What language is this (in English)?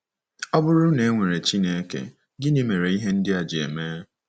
Igbo